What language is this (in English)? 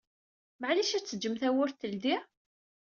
Kabyle